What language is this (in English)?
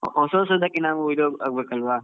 Kannada